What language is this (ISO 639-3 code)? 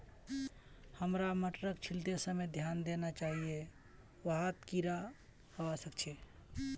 mag